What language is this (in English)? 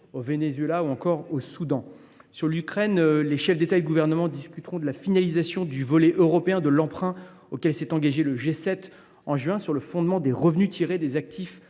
French